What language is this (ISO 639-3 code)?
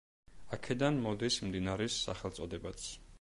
kat